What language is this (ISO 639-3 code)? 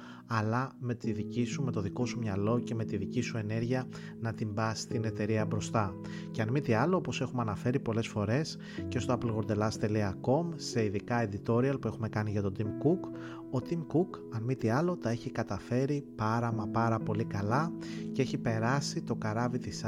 ell